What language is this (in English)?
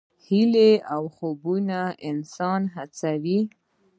Pashto